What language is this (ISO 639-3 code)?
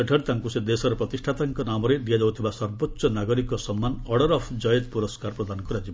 ori